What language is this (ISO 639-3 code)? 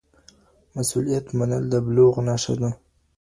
pus